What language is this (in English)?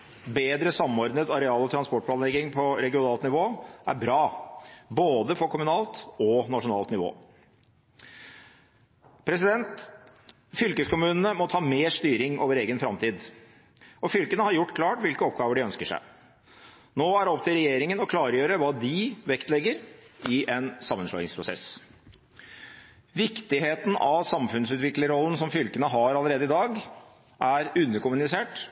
Norwegian Bokmål